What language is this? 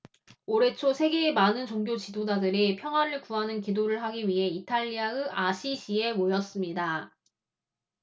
Korean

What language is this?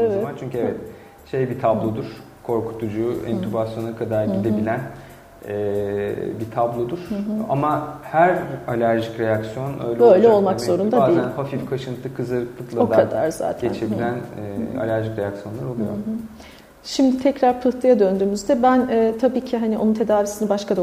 Turkish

